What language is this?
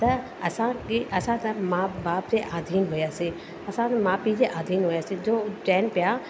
Sindhi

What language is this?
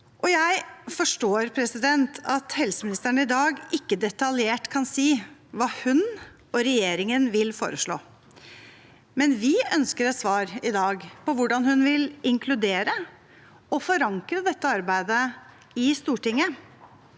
Norwegian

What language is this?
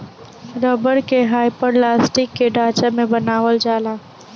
Bhojpuri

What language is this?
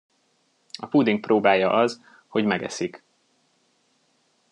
Hungarian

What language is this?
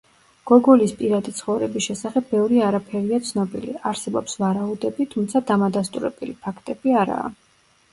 Georgian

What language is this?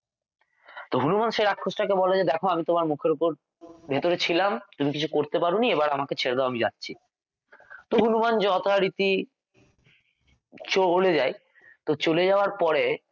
Bangla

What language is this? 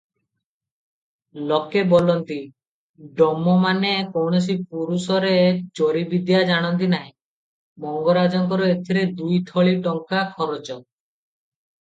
Odia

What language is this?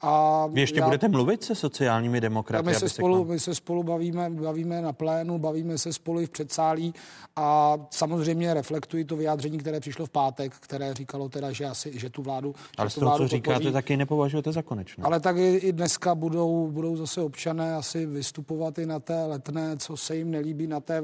Czech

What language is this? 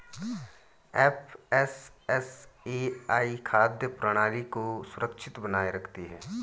Hindi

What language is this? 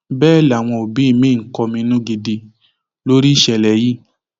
Yoruba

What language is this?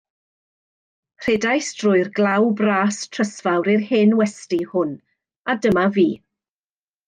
Welsh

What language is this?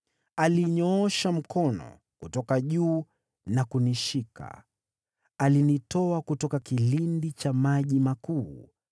Swahili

